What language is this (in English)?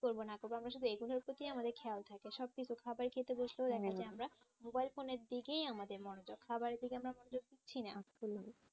Bangla